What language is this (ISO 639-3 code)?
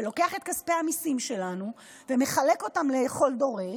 heb